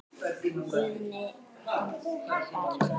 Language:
Icelandic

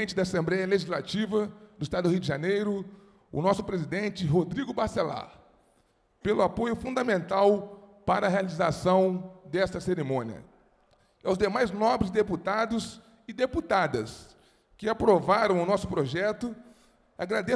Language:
Portuguese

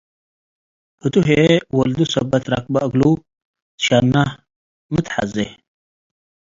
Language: Tigre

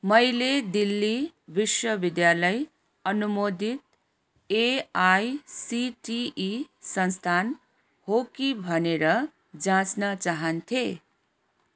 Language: Nepali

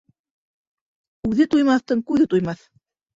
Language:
Bashkir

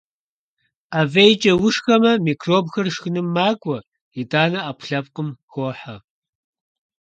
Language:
Kabardian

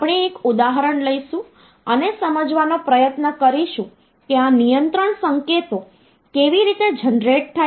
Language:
Gujarati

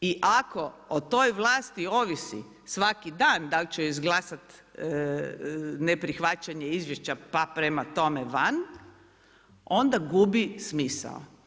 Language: Croatian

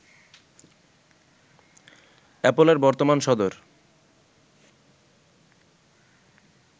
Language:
Bangla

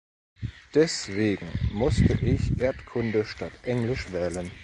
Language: German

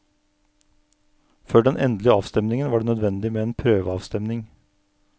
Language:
Norwegian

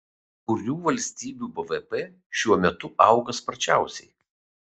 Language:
Lithuanian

